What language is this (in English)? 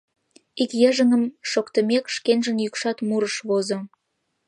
Mari